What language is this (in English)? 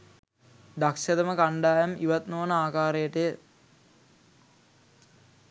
Sinhala